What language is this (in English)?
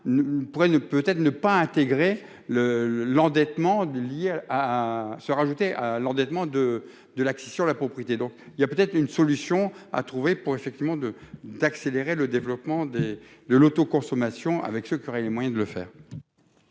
French